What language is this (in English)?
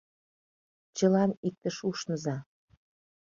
Mari